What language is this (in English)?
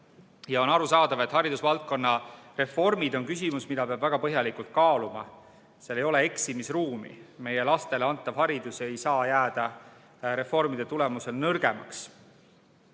Estonian